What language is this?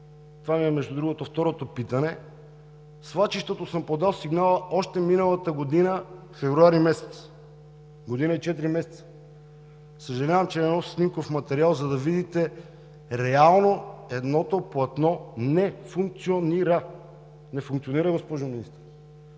Bulgarian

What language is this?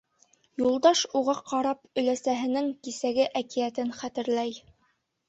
Bashkir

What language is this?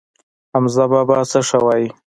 Pashto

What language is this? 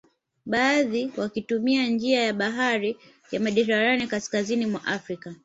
Swahili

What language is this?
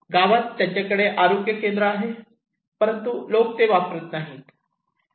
Marathi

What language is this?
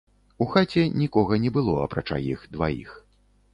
Belarusian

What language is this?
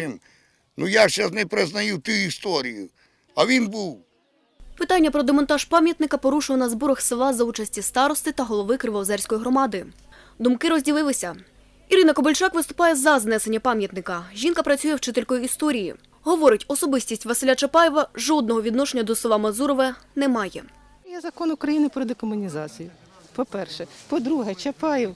Ukrainian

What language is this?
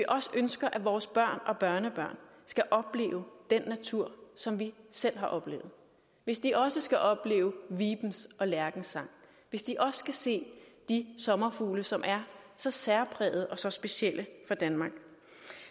Danish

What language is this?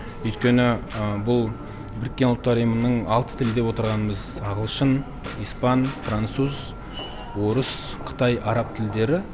Kazakh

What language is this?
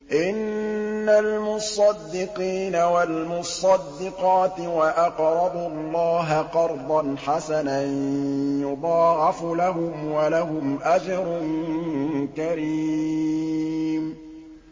Arabic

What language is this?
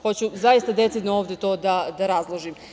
Serbian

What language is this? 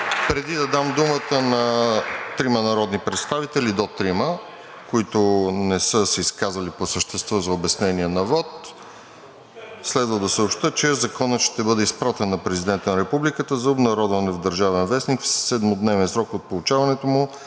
Bulgarian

